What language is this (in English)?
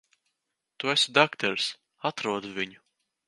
Latvian